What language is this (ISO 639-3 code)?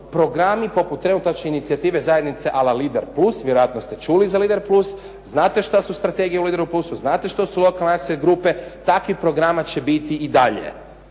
hrv